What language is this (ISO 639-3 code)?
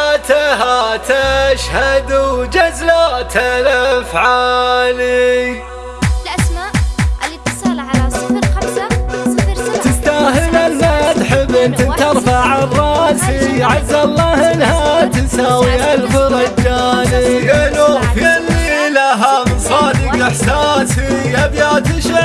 ara